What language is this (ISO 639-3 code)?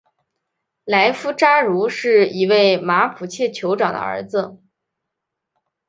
zho